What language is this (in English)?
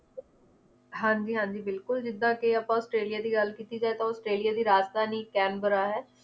Punjabi